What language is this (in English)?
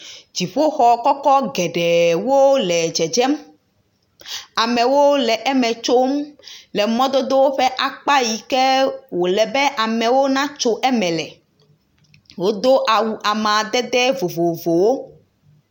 Ewe